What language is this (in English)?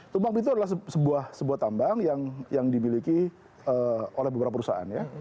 Indonesian